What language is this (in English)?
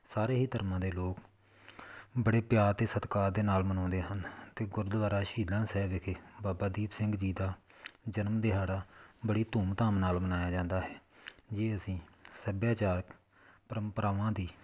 Punjabi